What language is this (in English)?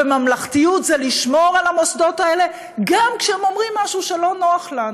Hebrew